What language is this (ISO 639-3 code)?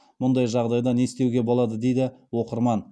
kaz